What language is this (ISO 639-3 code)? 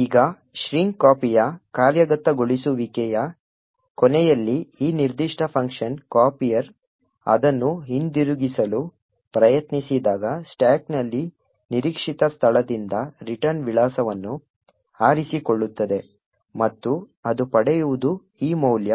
kan